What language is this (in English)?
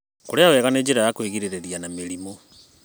Kikuyu